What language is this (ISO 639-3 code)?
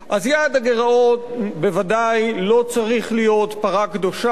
heb